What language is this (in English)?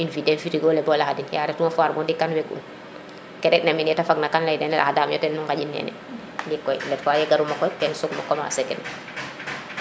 Serer